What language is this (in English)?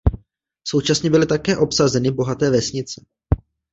Czech